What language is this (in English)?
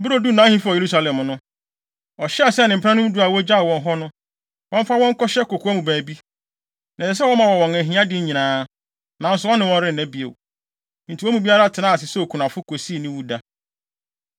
Akan